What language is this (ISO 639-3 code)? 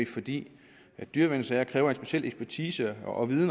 dan